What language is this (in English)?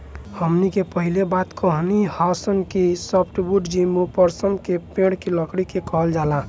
Bhojpuri